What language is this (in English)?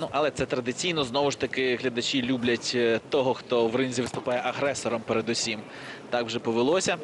Ukrainian